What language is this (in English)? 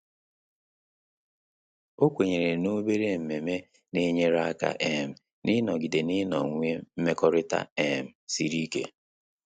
Igbo